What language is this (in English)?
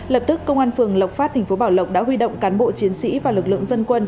Vietnamese